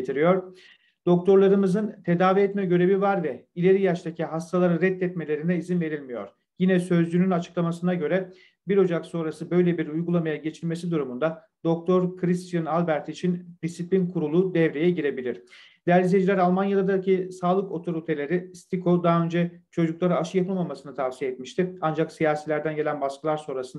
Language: Turkish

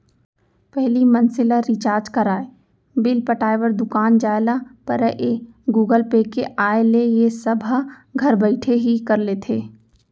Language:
Chhattisgarhi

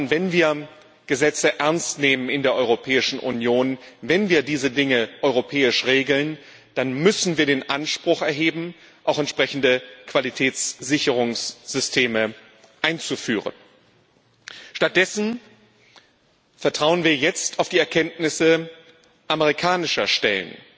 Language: German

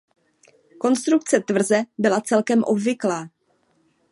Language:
Czech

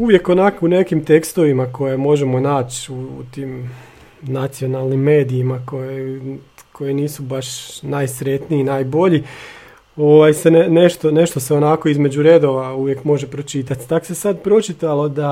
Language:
Croatian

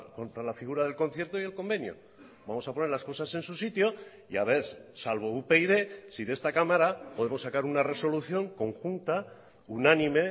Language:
Spanish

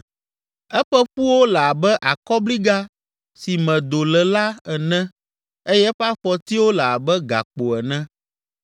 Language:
Ewe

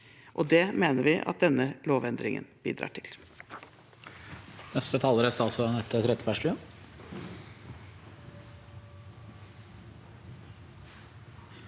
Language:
Norwegian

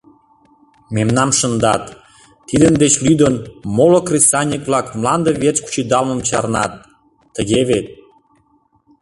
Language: Mari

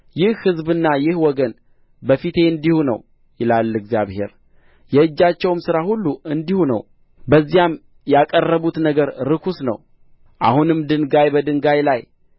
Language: Amharic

